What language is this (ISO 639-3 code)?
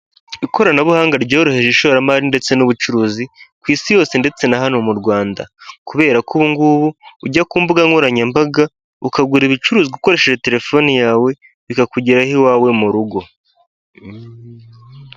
kin